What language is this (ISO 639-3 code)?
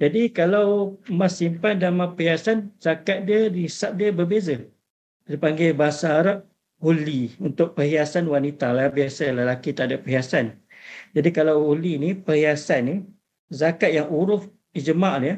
msa